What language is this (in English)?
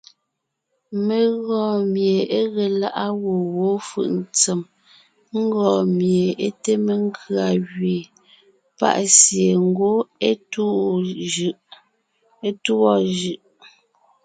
Ngiemboon